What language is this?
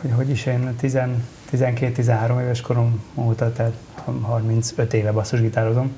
Hungarian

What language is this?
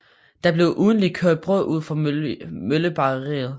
Danish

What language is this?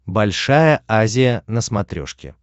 Russian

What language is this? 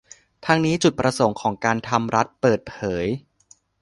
Thai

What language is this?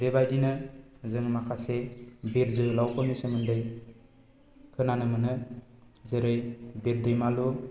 Bodo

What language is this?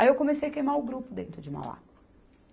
Portuguese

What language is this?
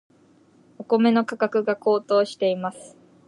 Japanese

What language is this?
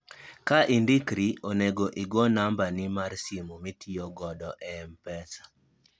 Luo (Kenya and Tanzania)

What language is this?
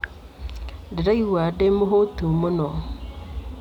Kikuyu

